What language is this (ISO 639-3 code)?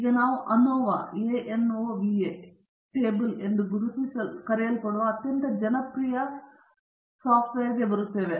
kan